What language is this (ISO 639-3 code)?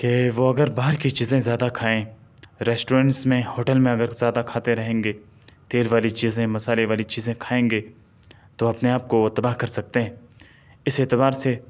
urd